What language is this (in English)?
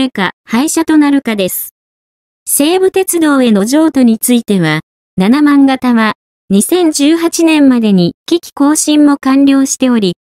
Japanese